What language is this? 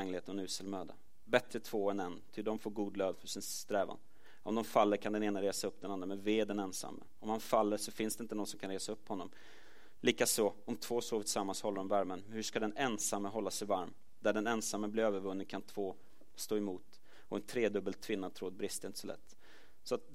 Swedish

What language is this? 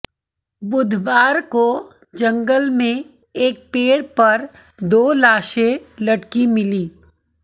Hindi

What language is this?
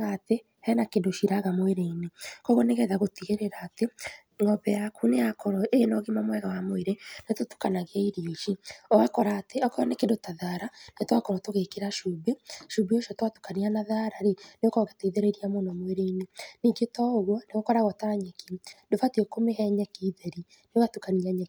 Kikuyu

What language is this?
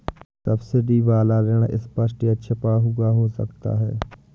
Hindi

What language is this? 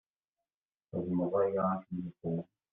Kabyle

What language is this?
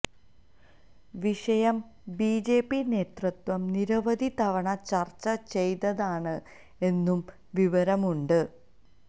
Malayalam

